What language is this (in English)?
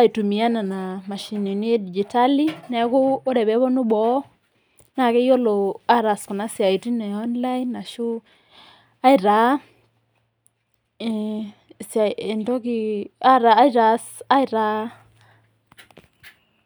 Masai